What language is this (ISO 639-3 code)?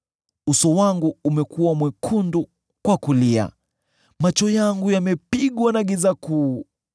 swa